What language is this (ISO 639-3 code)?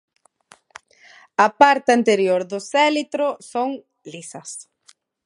glg